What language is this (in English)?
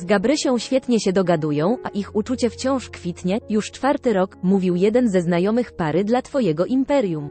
Polish